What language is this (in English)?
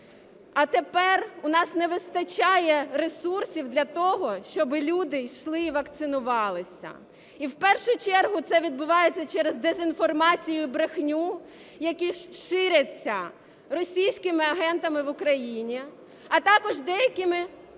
Ukrainian